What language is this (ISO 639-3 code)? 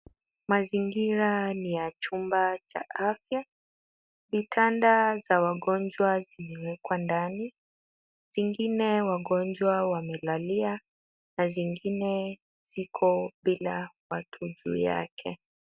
swa